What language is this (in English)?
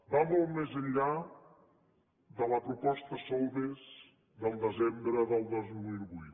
Catalan